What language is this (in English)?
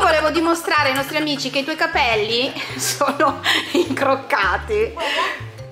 Italian